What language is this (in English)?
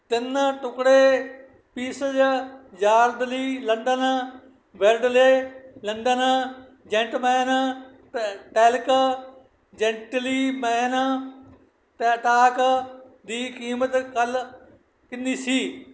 Punjabi